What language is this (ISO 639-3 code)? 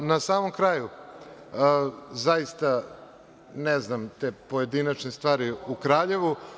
srp